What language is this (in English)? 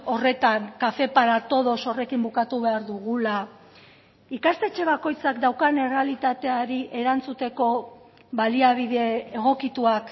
Basque